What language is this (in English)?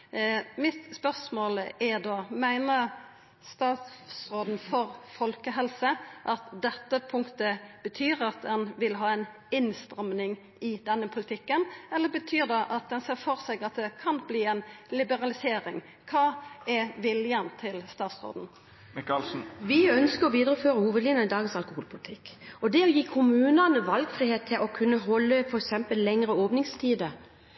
Norwegian